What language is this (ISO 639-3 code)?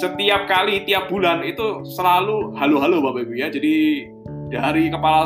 ind